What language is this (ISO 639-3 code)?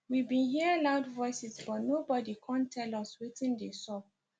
pcm